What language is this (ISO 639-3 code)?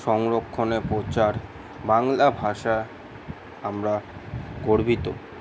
ben